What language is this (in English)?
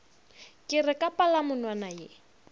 Northern Sotho